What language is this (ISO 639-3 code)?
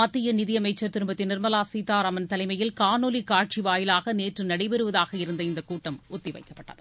tam